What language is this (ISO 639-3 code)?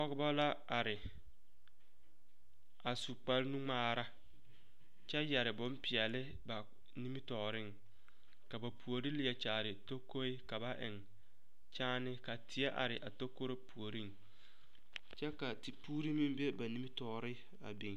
dga